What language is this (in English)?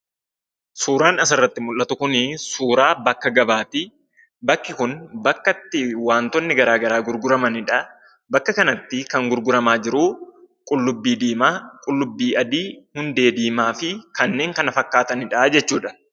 Oromo